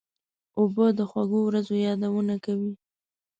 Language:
Pashto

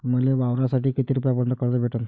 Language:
Marathi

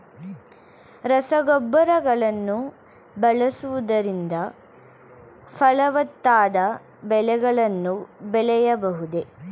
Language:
Kannada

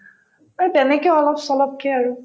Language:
Assamese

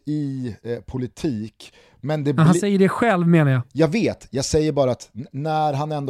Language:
Swedish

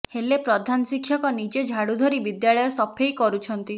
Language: Odia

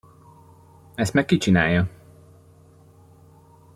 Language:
Hungarian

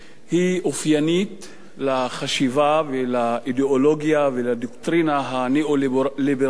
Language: Hebrew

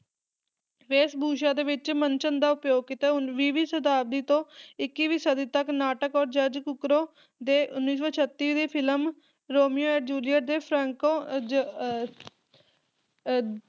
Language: Punjabi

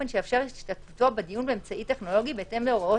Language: Hebrew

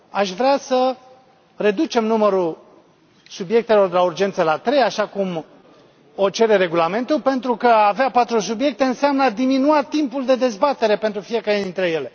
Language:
Romanian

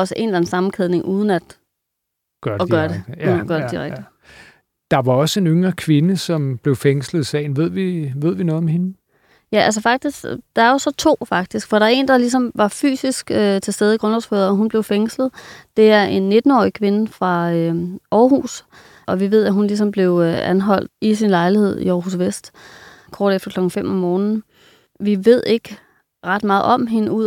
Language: Danish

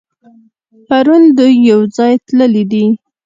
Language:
Pashto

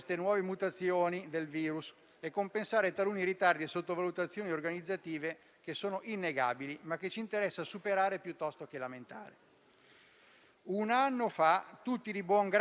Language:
Italian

